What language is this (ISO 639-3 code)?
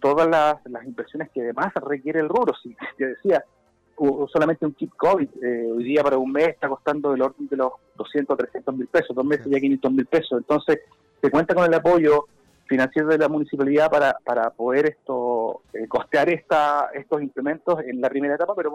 spa